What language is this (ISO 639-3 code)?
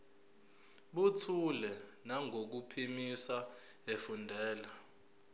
zul